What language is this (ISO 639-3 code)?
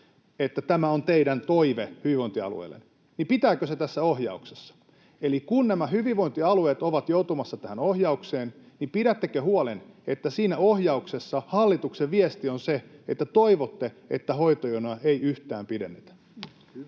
fin